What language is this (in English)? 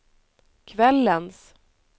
Swedish